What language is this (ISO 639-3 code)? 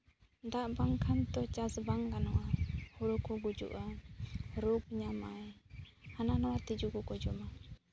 sat